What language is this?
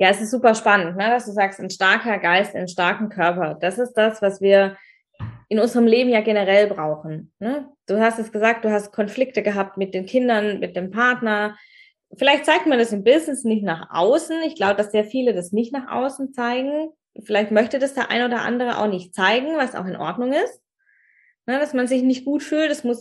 German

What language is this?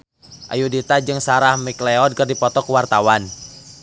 Sundanese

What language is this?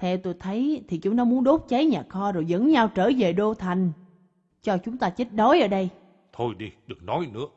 Vietnamese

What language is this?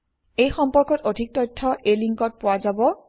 Assamese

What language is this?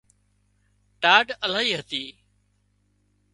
Wadiyara Koli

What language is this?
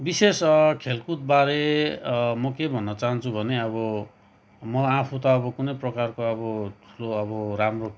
Nepali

